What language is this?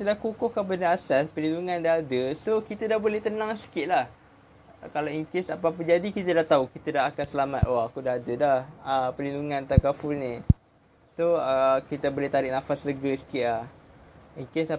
Malay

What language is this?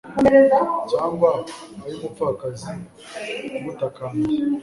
Kinyarwanda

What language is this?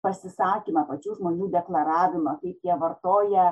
Lithuanian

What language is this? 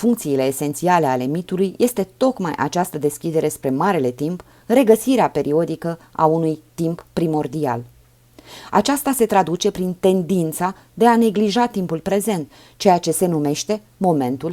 Romanian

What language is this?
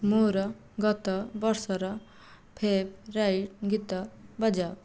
Odia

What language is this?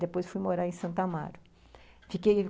Portuguese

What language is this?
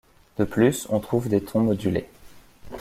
French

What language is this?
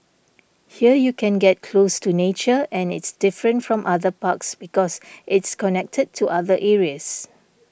English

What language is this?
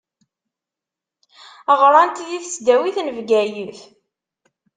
Kabyle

